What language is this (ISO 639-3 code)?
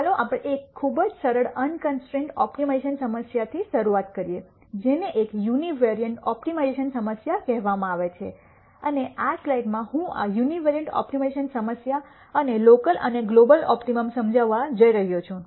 guj